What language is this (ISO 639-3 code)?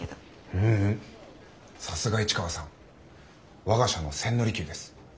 jpn